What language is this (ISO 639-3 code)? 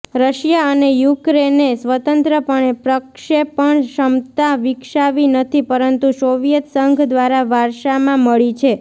guj